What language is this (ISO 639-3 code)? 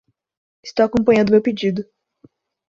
por